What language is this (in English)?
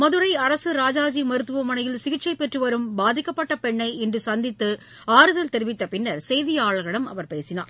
Tamil